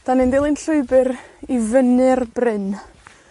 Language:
Welsh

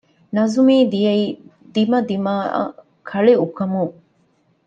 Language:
Divehi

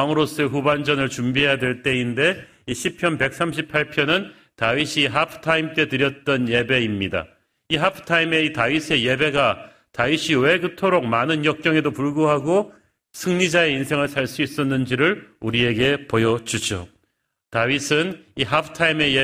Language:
Korean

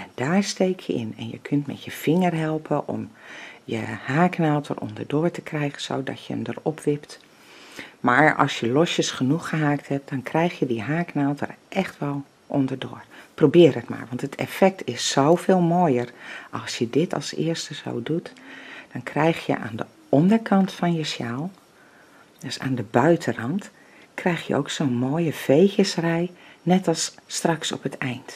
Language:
Dutch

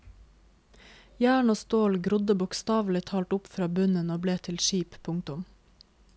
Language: Norwegian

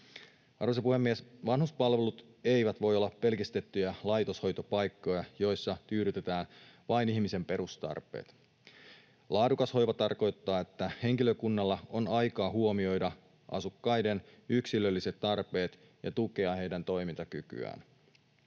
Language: Finnish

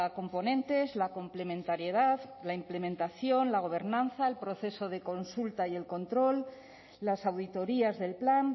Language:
Spanish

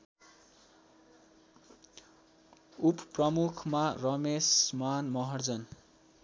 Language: Nepali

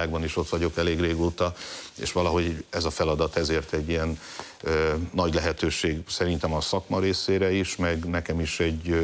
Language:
Hungarian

